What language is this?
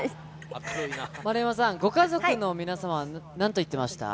Japanese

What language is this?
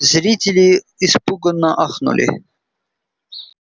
Russian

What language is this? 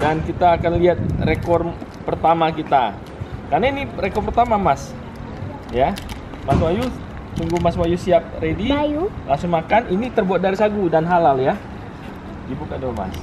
Indonesian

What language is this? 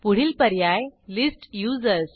Marathi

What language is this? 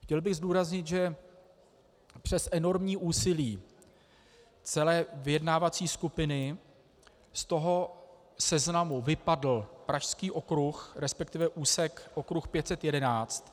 Czech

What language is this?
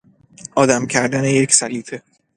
Persian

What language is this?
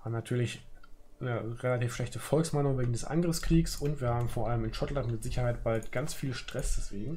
German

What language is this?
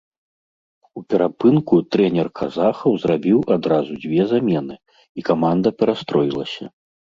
Belarusian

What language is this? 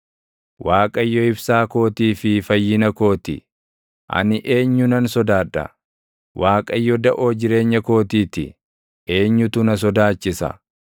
Oromo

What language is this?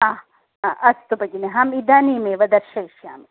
Sanskrit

